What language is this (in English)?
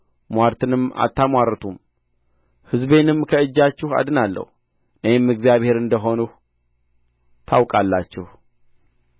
Amharic